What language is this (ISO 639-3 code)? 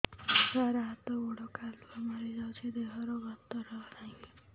ori